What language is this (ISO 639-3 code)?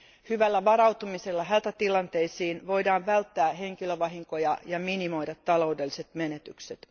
fin